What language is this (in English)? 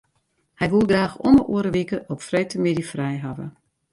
Western Frisian